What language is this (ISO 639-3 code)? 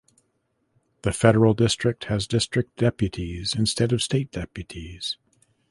eng